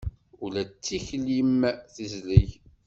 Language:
Kabyle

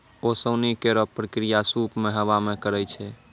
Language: Maithili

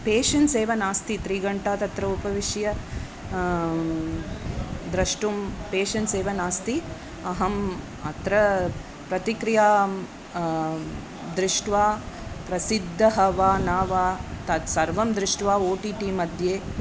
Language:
Sanskrit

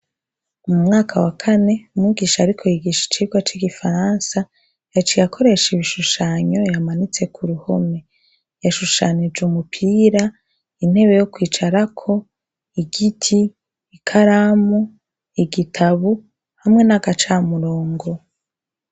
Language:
Rundi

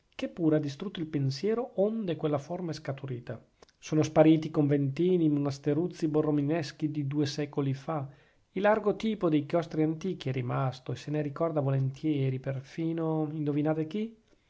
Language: Italian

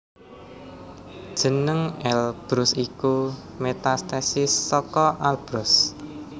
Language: Javanese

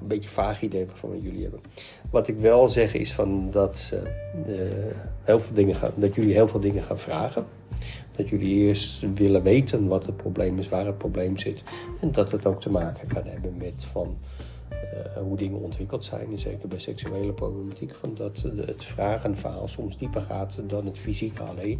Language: Dutch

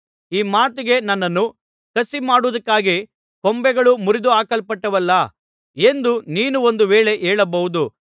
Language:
Kannada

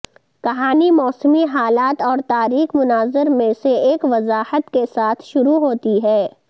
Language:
Urdu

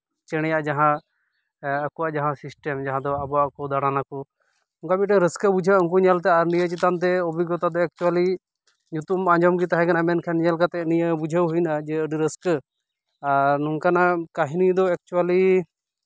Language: Santali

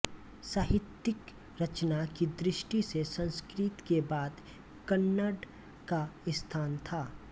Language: Hindi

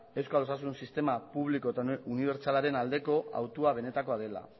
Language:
Basque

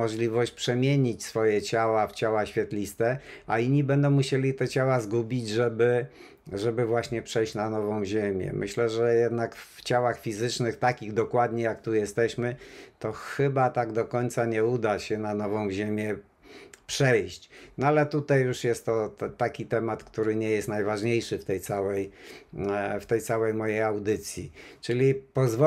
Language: Polish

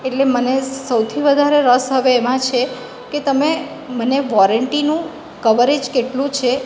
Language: Gujarati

